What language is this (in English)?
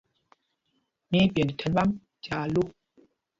Mpumpong